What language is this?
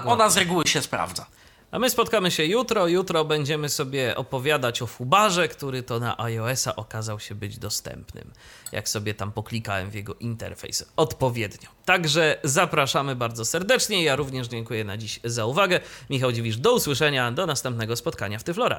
Polish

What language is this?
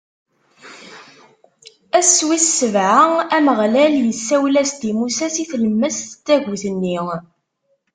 Kabyle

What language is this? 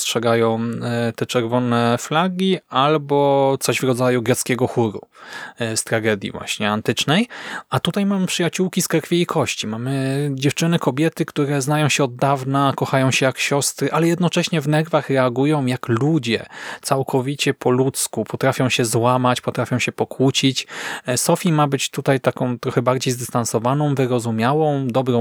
Polish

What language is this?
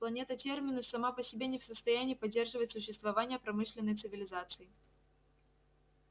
Russian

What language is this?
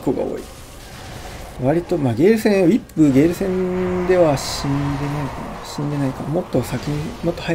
Japanese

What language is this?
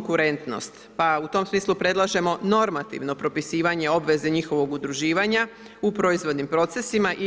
Croatian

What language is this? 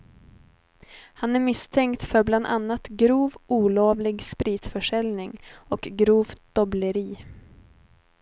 Swedish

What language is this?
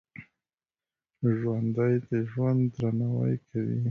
Pashto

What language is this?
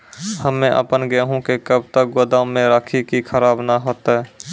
Maithili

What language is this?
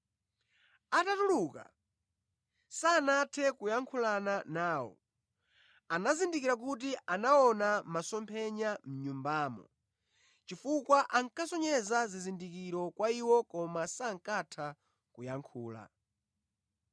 Nyanja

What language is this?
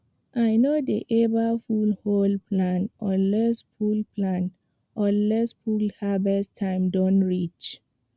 Nigerian Pidgin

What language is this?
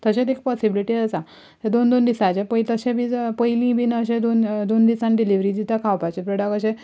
Konkani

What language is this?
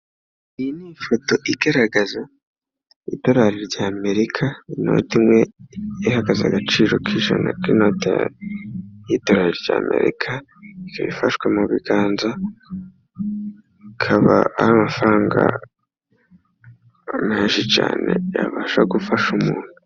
Kinyarwanda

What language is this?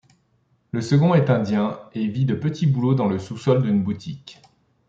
French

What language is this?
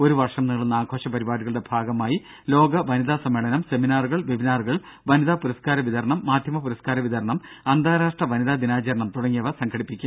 Malayalam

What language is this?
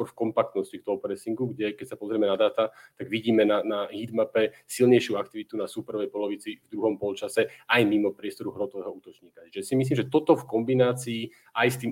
Slovak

